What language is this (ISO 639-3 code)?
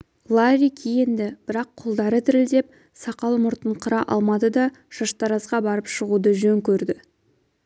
kaz